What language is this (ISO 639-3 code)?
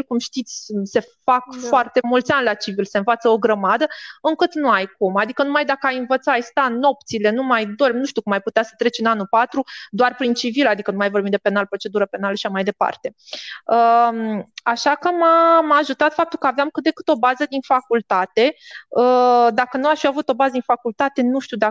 ron